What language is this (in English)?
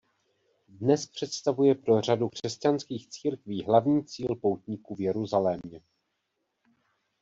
Czech